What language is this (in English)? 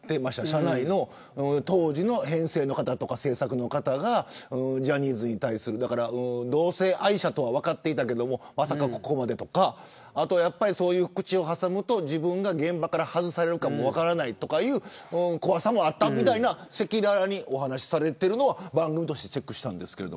Japanese